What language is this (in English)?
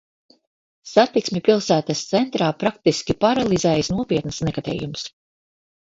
Latvian